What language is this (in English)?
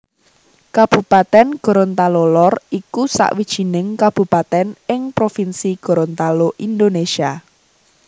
Javanese